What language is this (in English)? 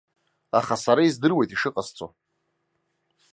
Abkhazian